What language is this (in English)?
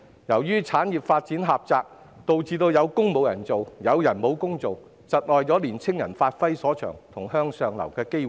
Cantonese